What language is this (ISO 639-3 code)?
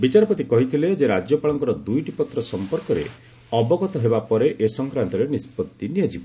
ori